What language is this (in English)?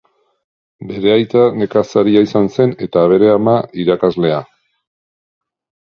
Basque